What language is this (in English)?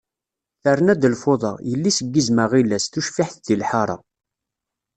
Kabyle